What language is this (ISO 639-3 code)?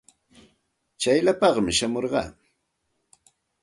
qxt